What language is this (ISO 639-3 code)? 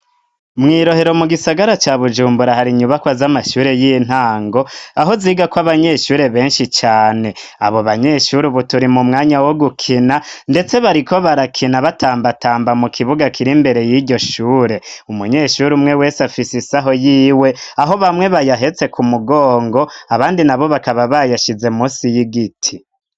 run